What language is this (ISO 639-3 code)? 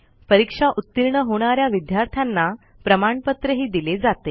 mar